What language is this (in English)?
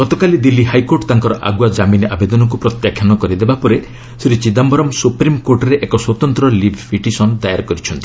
Odia